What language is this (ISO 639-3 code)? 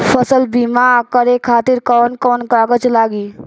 bho